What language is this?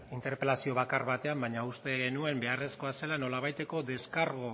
Basque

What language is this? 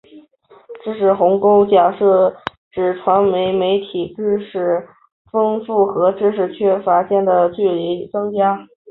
Chinese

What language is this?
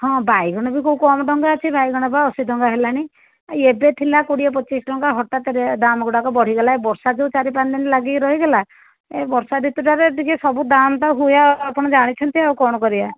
Odia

